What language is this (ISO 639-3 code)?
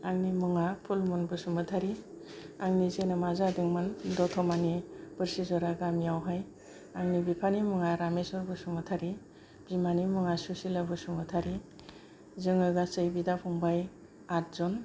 brx